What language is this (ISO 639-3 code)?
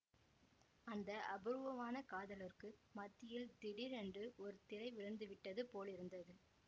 tam